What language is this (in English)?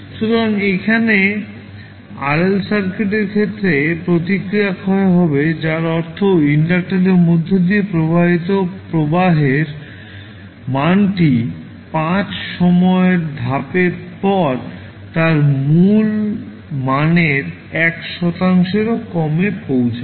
Bangla